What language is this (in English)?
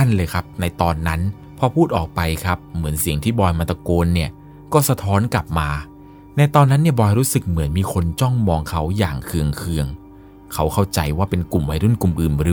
Thai